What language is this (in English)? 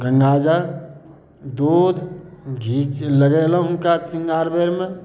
Maithili